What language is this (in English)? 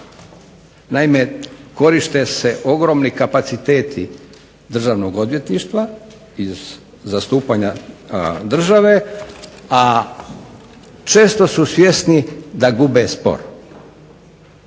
Croatian